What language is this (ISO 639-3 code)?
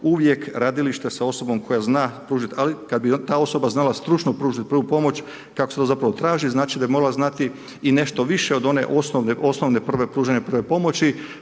hrv